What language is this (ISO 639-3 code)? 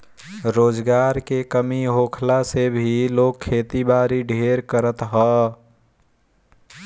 bho